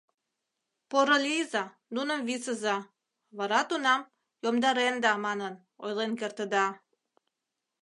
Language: Mari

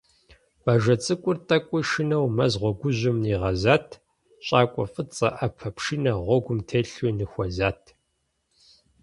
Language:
Kabardian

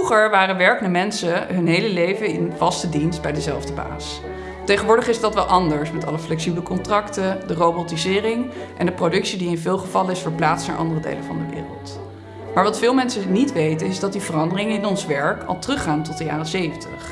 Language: Dutch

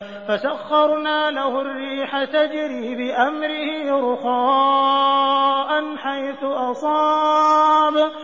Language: Arabic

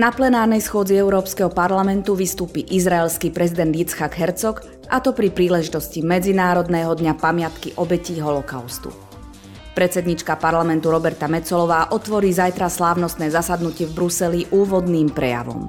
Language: Slovak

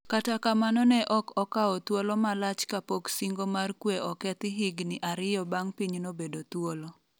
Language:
Luo (Kenya and Tanzania)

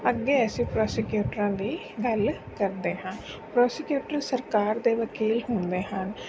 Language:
Punjabi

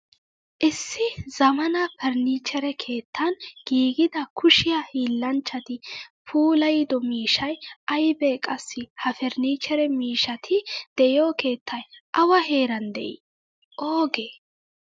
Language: Wolaytta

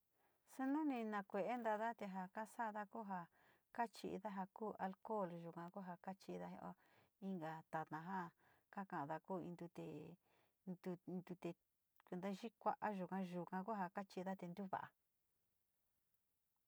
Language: Sinicahua Mixtec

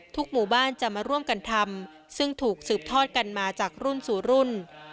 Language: Thai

